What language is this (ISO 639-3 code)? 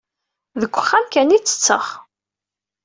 kab